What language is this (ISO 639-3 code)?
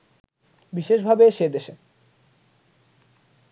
ben